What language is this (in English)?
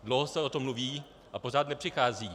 Czech